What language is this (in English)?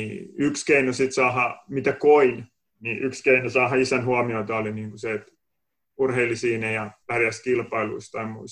Finnish